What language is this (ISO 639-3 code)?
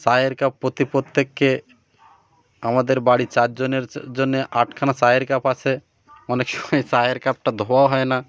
ben